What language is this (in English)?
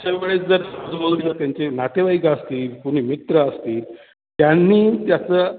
Marathi